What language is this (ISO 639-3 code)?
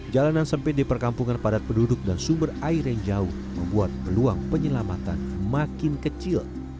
ind